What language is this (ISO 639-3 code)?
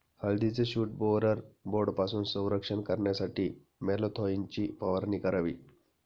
mar